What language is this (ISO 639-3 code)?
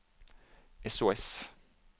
nor